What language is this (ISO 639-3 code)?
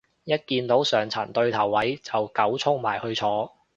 yue